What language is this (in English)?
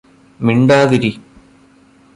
Malayalam